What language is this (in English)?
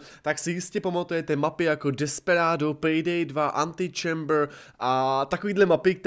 Czech